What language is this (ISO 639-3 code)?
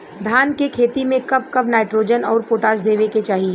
bho